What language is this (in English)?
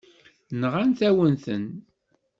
Kabyle